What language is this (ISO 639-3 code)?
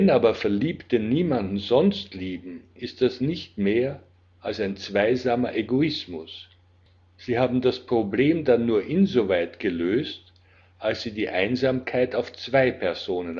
deu